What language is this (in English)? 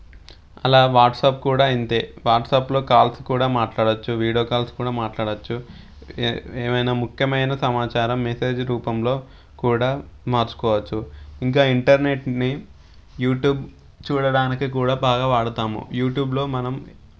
Telugu